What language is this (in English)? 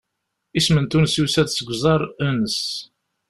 Kabyle